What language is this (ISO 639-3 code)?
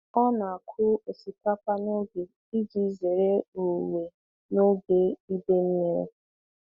ibo